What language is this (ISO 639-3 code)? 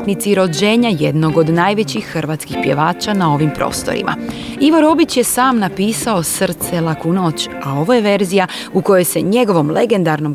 hrv